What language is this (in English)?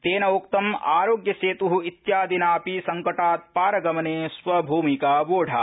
Sanskrit